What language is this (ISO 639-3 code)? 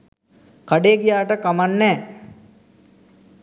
sin